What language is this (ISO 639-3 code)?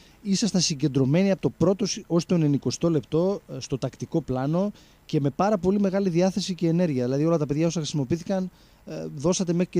ell